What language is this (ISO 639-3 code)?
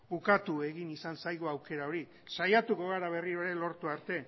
eus